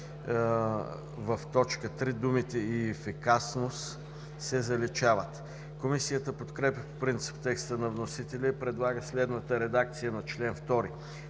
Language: Bulgarian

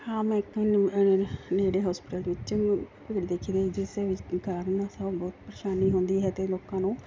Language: Punjabi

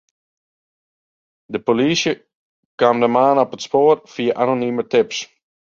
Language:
Western Frisian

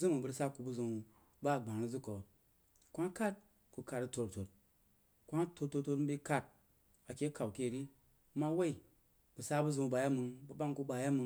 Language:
Jiba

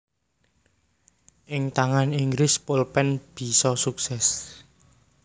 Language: Javanese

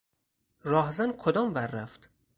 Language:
Persian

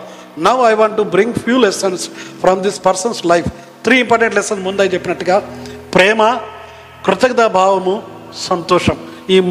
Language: Telugu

